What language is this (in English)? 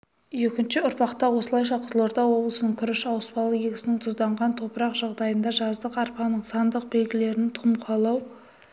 Kazakh